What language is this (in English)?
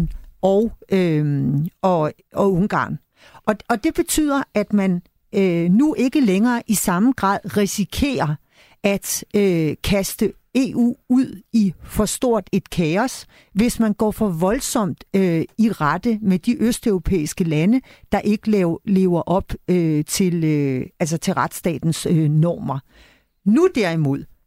Danish